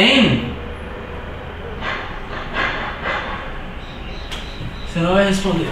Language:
Portuguese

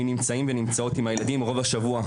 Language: Hebrew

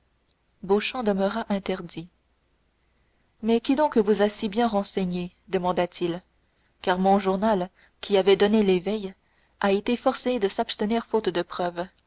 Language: French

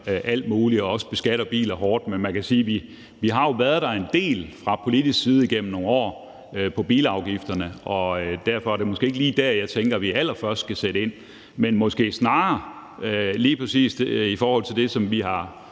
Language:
Danish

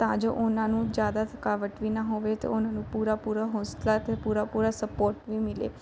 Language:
Punjabi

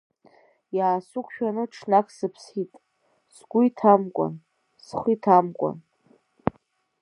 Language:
Abkhazian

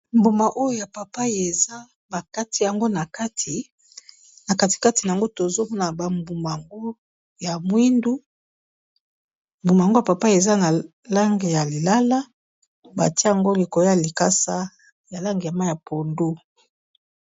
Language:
Lingala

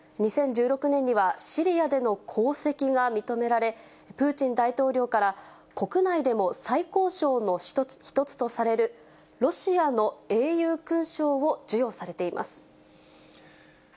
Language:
Japanese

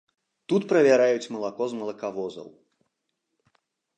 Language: Belarusian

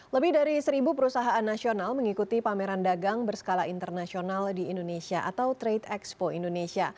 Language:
Indonesian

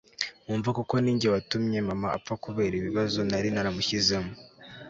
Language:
Kinyarwanda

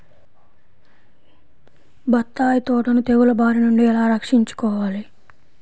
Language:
Telugu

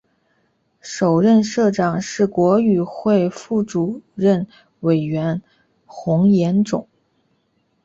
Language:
Chinese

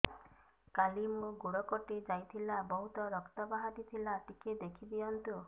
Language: Odia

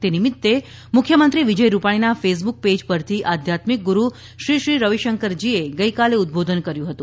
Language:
Gujarati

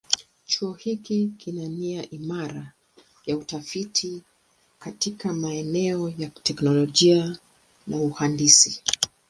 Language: Swahili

